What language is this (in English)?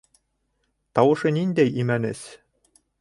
Bashkir